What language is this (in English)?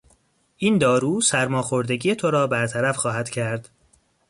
Persian